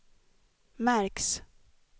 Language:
Swedish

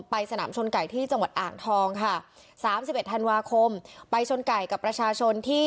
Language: Thai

